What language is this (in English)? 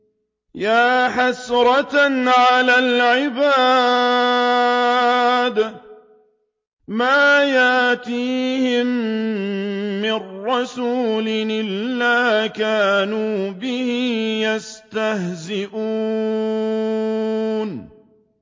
Arabic